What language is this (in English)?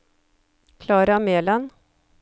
Norwegian